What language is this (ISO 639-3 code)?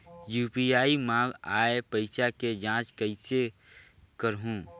hne